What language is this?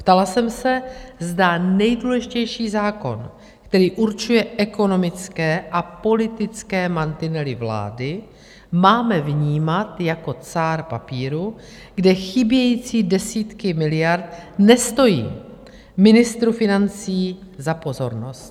Czech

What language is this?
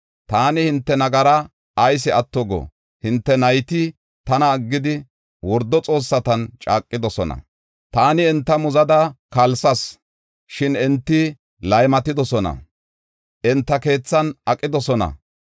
Gofa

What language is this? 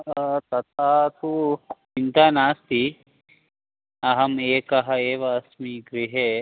Sanskrit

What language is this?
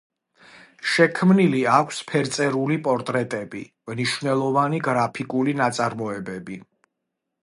Georgian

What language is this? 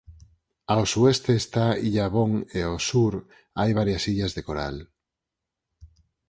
Galician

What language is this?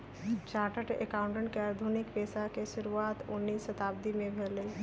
Magahi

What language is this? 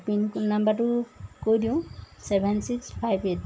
Assamese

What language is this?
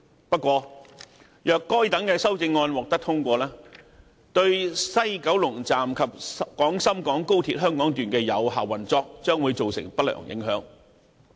Cantonese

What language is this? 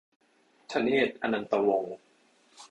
Thai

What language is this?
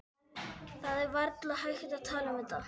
Icelandic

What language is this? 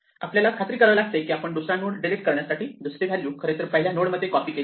Marathi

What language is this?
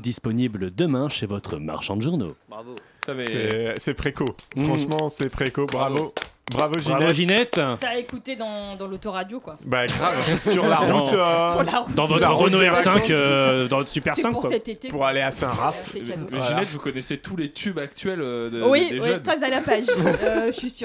French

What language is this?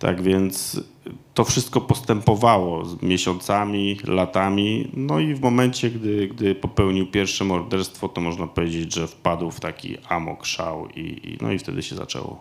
Polish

